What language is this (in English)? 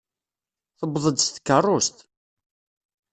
Kabyle